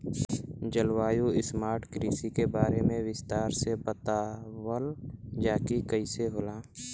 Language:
Bhojpuri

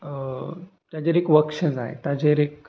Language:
Konkani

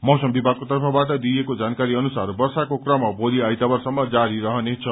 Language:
Nepali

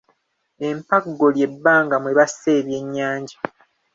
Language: Ganda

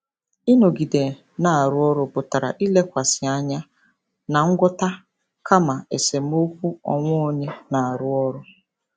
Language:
Igbo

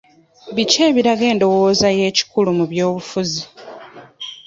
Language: Ganda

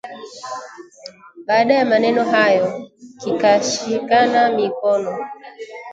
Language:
Swahili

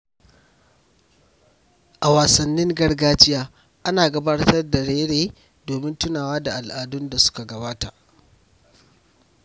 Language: Hausa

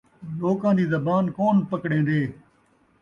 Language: Saraiki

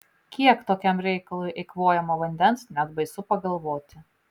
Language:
Lithuanian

